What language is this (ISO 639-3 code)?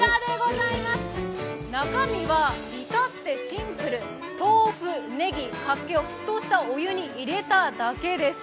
jpn